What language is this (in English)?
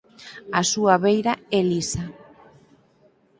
Galician